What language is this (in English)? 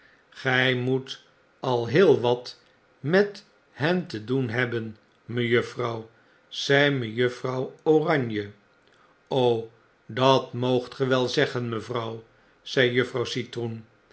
Dutch